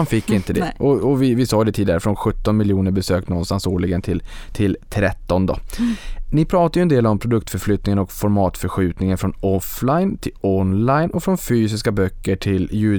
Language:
Swedish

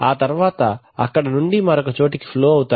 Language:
Telugu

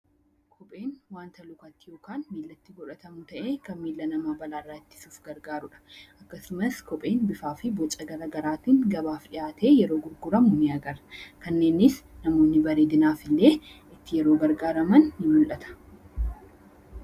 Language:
Oromo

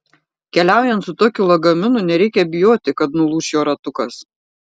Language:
Lithuanian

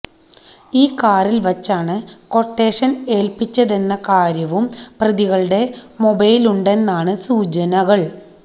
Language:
Malayalam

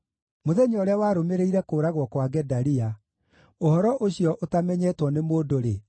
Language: Kikuyu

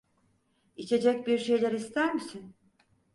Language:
Turkish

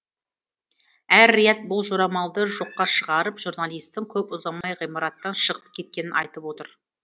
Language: Kazakh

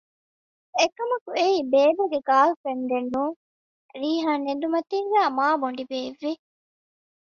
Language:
Divehi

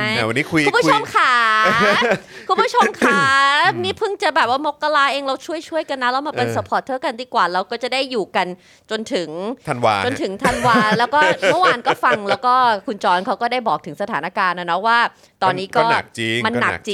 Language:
Thai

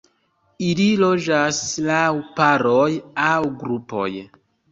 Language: Esperanto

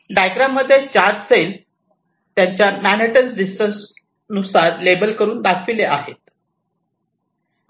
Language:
Marathi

